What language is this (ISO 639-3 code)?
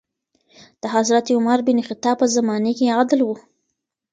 pus